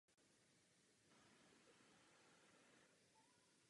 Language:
Czech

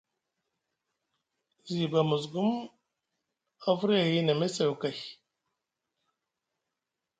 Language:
Musgu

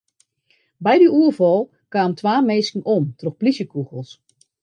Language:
Western Frisian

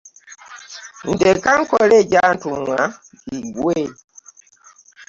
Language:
Ganda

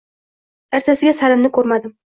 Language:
Uzbek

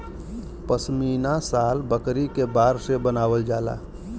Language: Bhojpuri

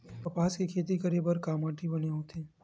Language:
Chhattisgarhi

